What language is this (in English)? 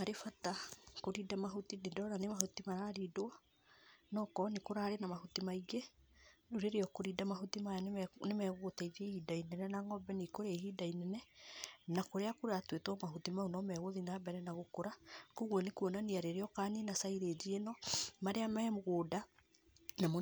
Kikuyu